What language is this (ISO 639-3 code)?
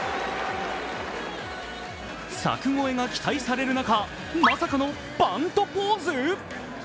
jpn